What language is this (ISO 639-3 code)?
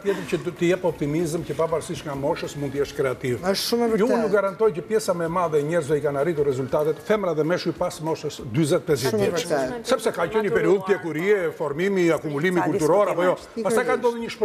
ron